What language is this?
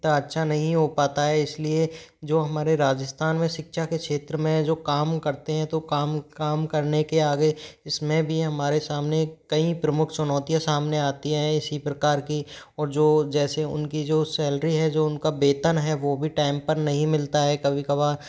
Hindi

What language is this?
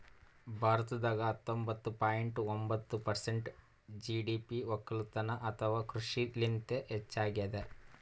Kannada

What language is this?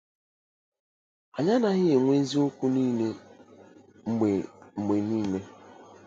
Igbo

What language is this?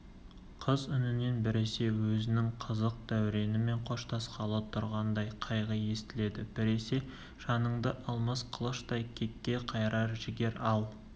Kazakh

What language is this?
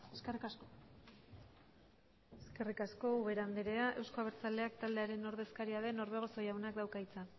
Basque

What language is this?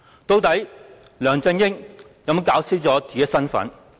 Cantonese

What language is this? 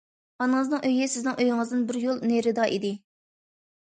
Uyghur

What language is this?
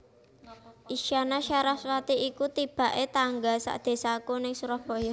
Javanese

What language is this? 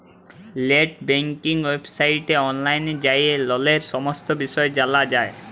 Bangla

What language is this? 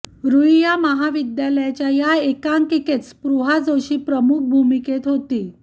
Marathi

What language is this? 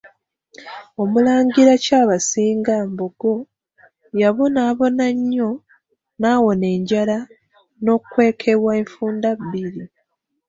Ganda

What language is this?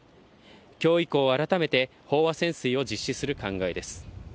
Japanese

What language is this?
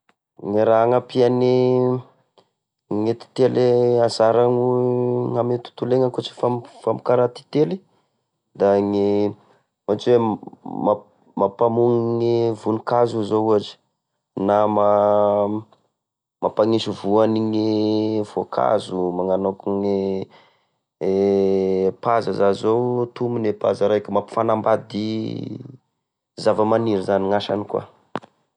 Tesaka Malagasy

